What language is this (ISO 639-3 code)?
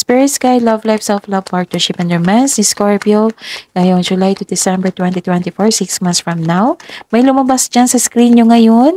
fil